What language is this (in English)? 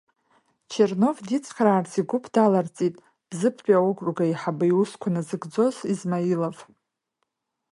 Abkhazian